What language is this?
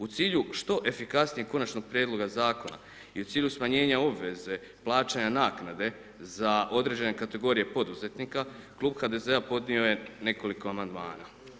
Croatian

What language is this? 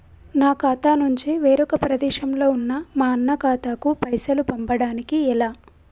Telugu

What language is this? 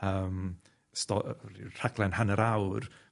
Welsh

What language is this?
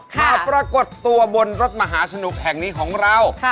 Thai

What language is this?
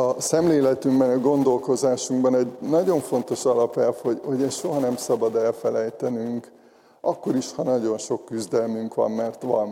Hungarian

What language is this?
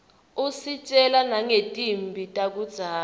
Swati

